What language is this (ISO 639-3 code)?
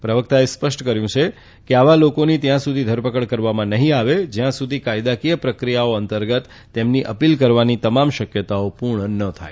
guj